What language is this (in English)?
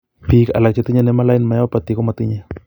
Kalenjin